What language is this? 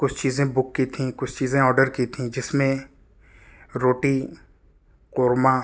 Urdu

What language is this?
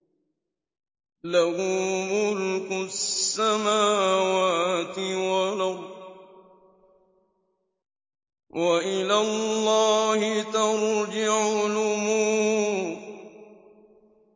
Arabic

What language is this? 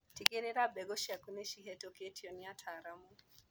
Kikuyu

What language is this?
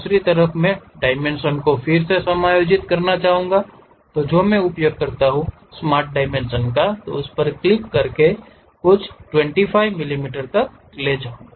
Hindi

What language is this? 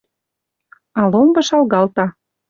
Western Mari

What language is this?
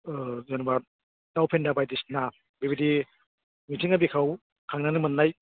Bodo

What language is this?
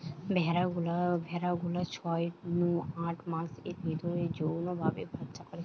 Bangla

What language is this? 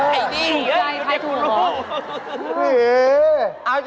Thai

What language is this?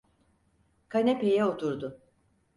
Turkish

